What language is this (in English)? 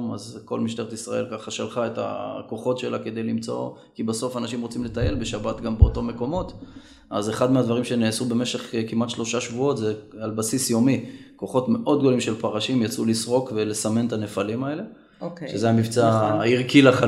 Hebrew